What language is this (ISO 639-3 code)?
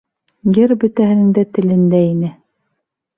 bak